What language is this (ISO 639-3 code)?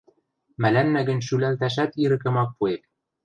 mrj